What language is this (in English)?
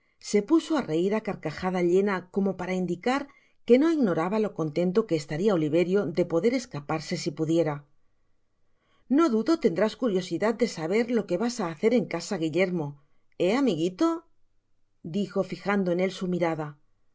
Spanish